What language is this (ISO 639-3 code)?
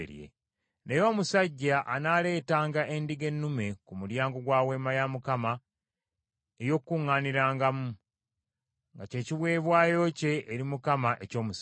lug